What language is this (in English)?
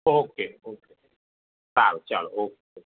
Gujarati